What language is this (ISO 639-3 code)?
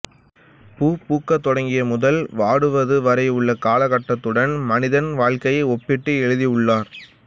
tam